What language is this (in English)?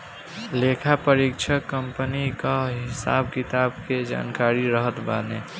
Bhojpuri